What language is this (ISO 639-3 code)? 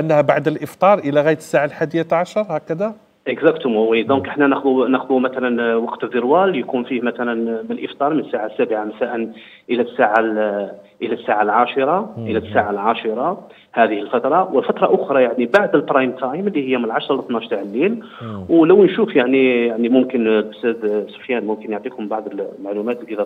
ara